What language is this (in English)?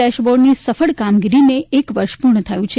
Gujarati